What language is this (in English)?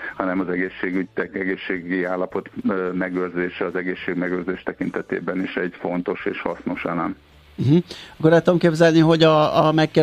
Hungarian